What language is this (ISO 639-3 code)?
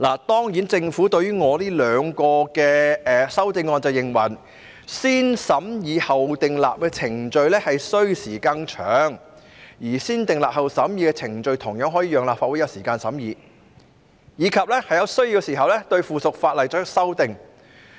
yue